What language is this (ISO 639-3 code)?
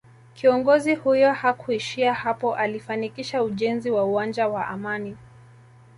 swa